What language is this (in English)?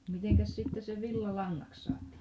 Finnish